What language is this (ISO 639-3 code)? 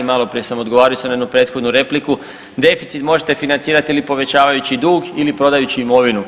hrv